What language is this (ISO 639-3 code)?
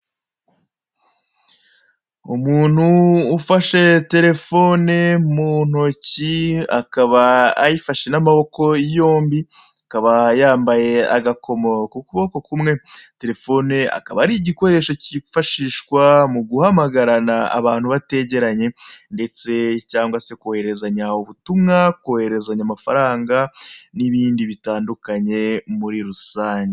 kin